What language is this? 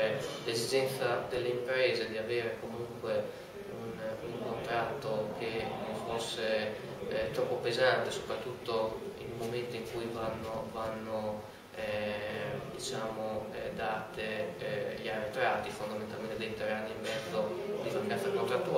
Italian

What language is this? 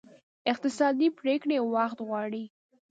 Pashto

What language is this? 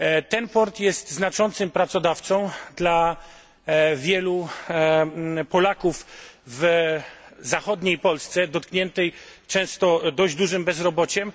Polish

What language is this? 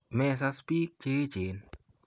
Kalenjin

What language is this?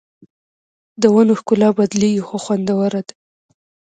Pashto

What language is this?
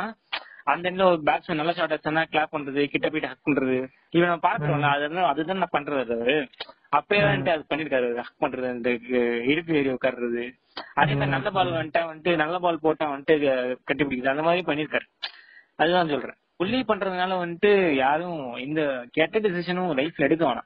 Tamil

